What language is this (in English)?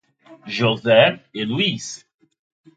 Portuguese